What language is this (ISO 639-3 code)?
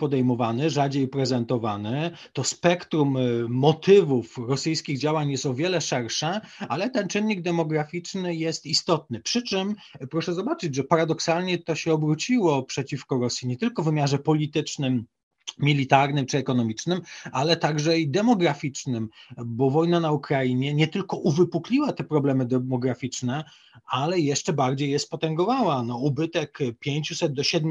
pol